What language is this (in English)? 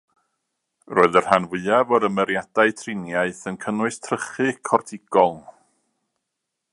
Welsh